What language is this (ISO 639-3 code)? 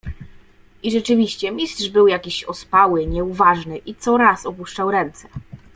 pol